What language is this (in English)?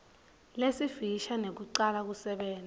Swati